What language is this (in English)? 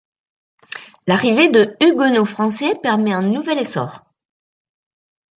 French